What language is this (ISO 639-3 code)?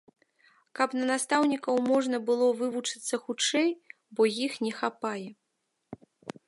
bel